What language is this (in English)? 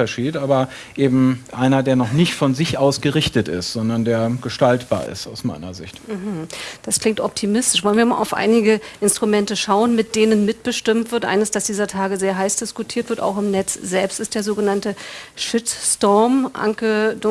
German